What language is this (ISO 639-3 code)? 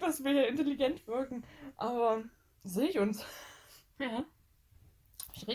deu